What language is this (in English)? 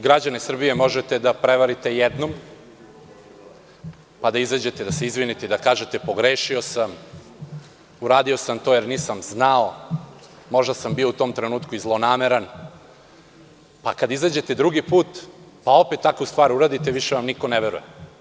Serbian